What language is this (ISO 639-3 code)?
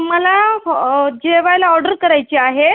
mar